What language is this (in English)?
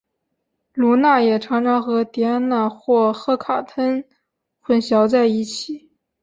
Chinese